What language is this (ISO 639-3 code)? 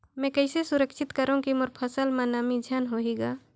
hne